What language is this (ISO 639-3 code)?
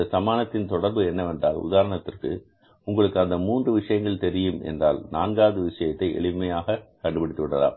tam